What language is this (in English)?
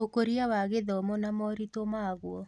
Kikuyu